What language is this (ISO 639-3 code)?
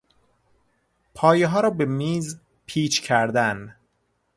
fas